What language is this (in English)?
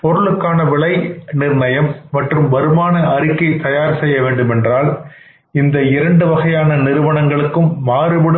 Tamil